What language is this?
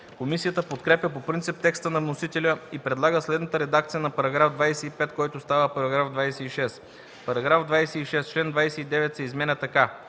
Bulgarian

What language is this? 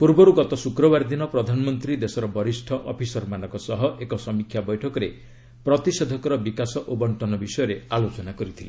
Odia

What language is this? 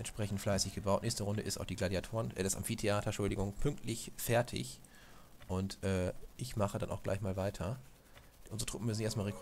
German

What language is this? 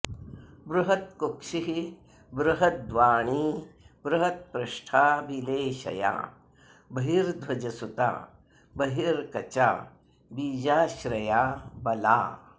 Sanskrit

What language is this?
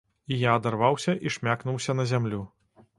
Belarusian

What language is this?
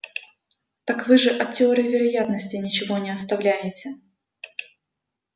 Russian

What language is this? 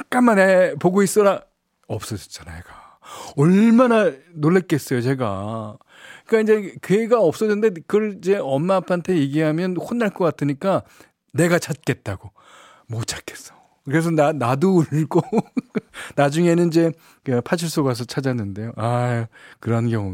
Korean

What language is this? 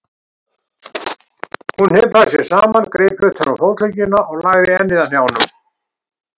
Icelandic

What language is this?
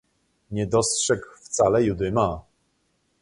Polish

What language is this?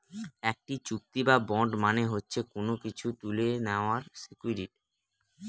Bangla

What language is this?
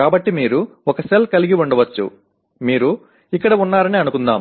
Telugu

